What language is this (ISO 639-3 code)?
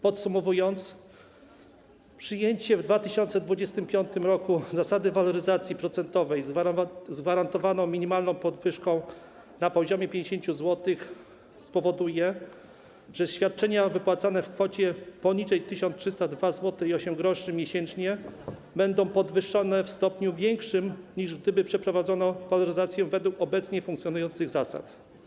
pol